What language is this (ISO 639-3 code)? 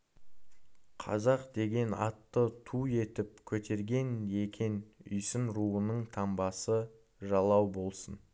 kaz